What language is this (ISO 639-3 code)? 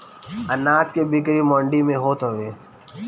bho